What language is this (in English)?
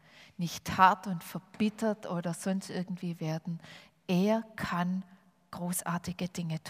German